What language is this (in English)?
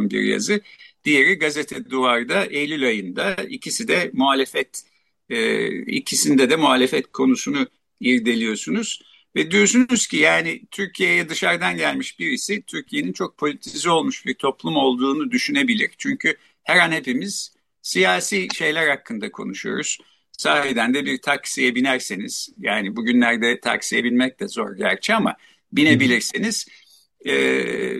Turkish